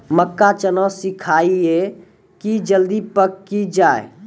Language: Maithili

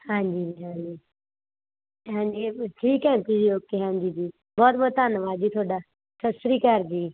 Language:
Punjabi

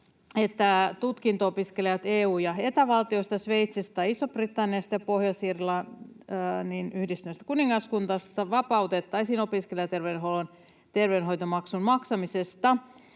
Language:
Finnish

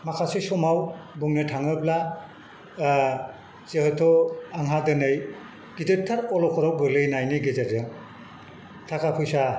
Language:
Bodo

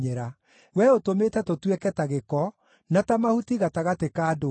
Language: Kikuyu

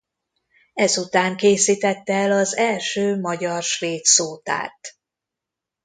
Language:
Hungarian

